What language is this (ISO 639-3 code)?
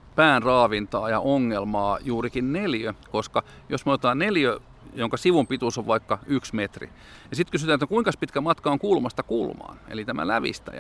fin